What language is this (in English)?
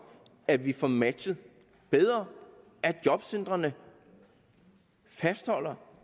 Danish